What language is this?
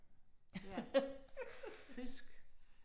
Danish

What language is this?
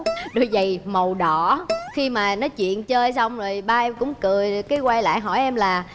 Vietnamese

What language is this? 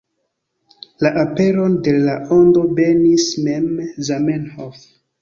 Esperanto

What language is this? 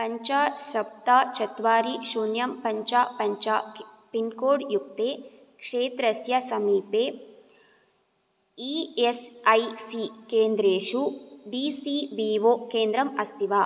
Sanskrit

